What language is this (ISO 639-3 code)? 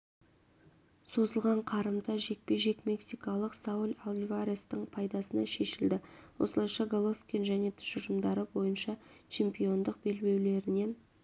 kaz